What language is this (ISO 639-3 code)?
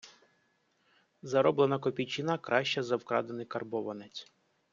ukr